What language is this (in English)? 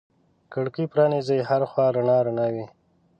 Pashto